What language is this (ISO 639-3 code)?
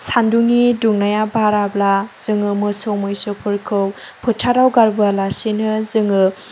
brx